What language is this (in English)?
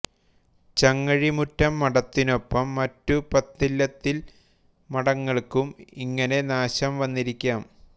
Malayalam